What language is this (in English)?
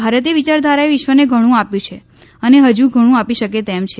Gujarati